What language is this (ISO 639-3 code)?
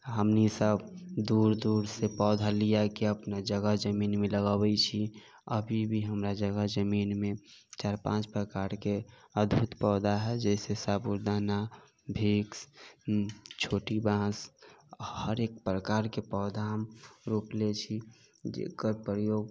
mai